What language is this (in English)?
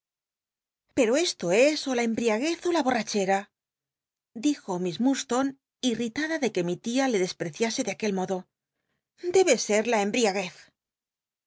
Spanish